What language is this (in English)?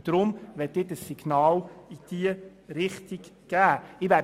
Swiss German